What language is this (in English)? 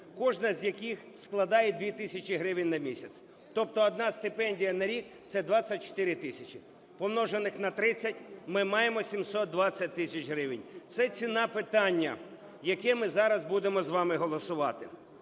Ukrainian